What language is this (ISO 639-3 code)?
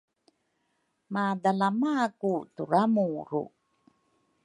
dru